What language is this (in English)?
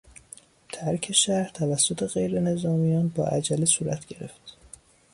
Persian